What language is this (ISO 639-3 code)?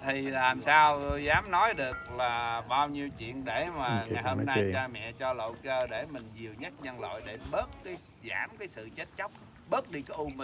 vie